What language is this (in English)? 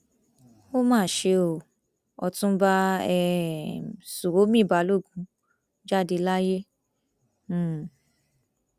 Yoruba